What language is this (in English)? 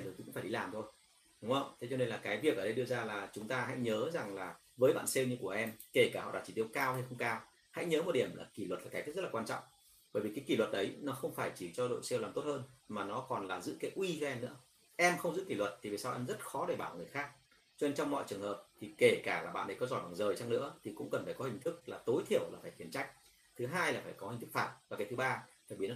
Vietnamese